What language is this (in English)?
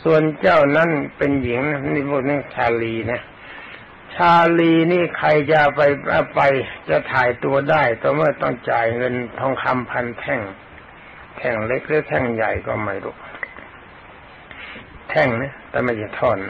Thai